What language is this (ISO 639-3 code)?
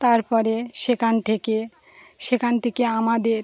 ben